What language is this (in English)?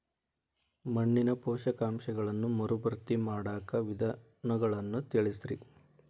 Kannada